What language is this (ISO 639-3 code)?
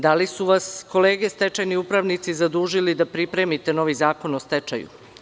srp